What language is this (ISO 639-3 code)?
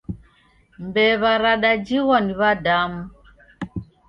dav